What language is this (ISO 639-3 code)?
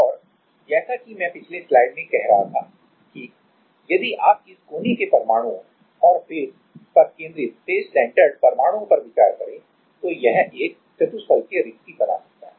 hin